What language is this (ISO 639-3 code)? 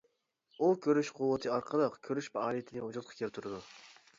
uig